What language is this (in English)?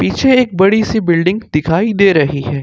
Hindi